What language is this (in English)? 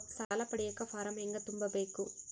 Kannada